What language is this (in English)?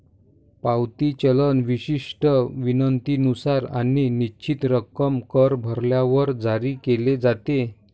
Marathi